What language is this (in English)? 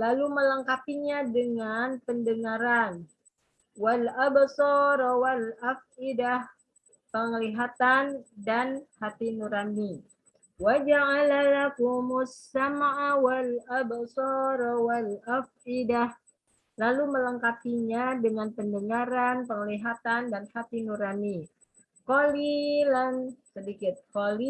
Indonesian